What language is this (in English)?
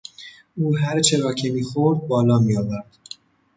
Persian